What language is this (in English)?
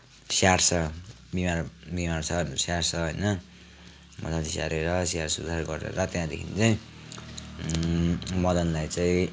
Nepali